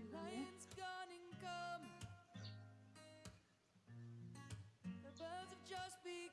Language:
Polish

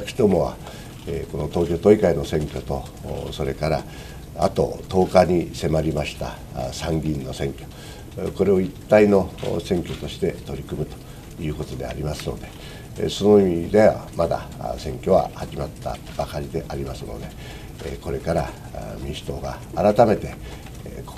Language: Japanese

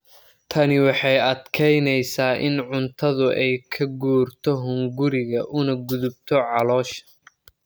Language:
Somali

